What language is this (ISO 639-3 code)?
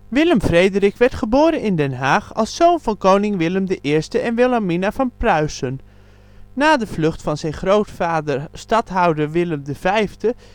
nld